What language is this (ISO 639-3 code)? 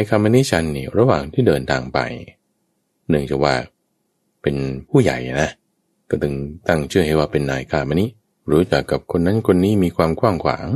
tha